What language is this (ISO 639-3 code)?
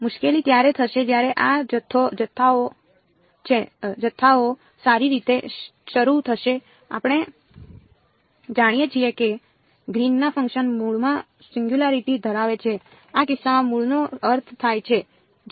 guj